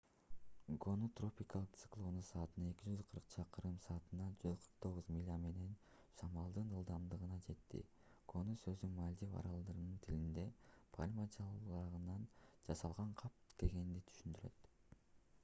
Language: Kyrgyz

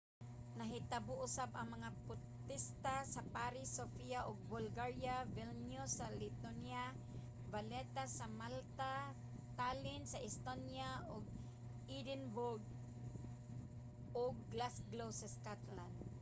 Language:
Cebuano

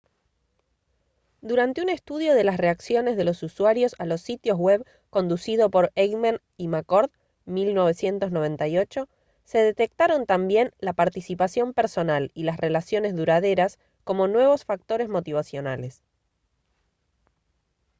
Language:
Spanish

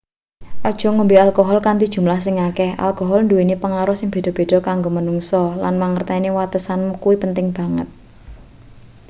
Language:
Javanese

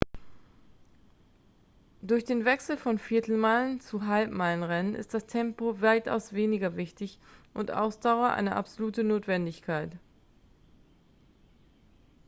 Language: German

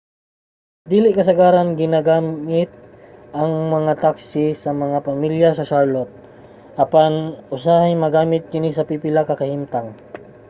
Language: Cebuano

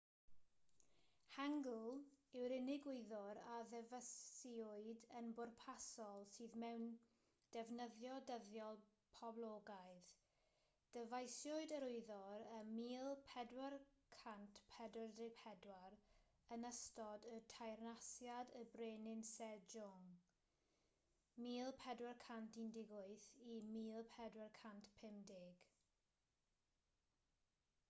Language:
Welsh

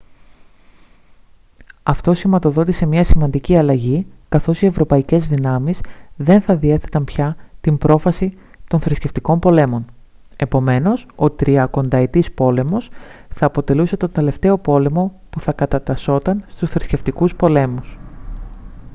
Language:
Greek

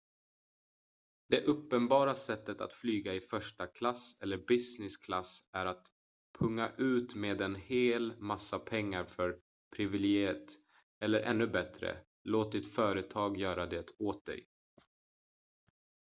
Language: Swedish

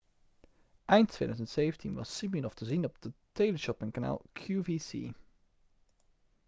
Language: Dutch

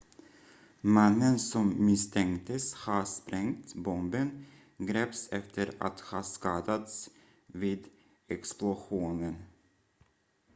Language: Swedish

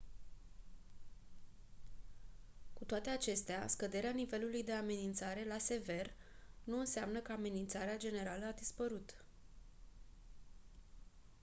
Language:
Romanian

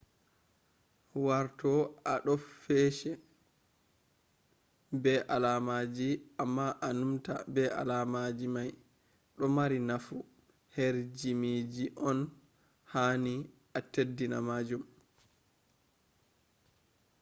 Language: Fula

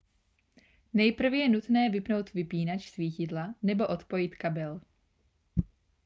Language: Czech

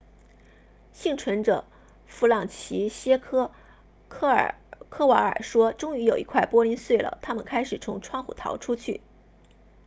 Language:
Chinese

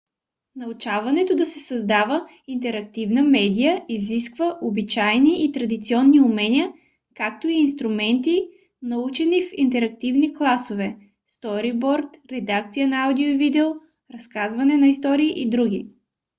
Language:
Bulgarian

